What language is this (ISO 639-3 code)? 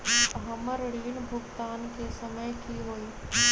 mag